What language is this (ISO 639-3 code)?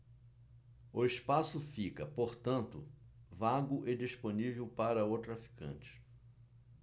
por